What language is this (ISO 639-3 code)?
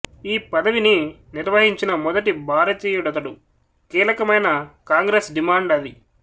tel